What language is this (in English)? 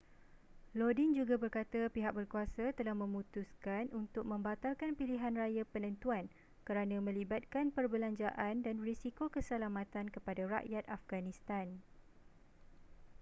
Malay